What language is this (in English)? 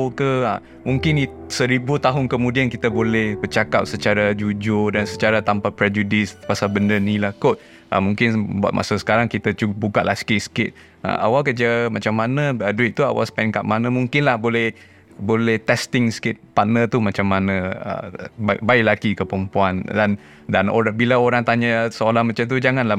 Malay